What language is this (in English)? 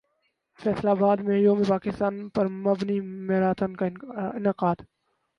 Urdu